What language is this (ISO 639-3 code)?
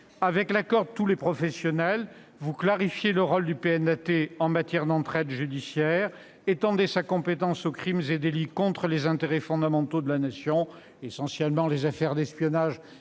fra